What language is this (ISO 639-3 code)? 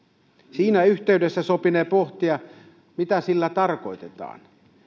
fin